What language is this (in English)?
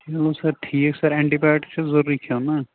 Kashmiri